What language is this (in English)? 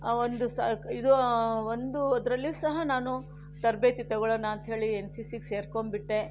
Kannada